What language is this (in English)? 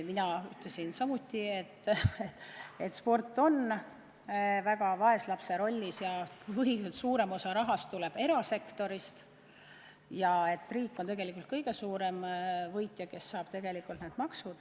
Estonian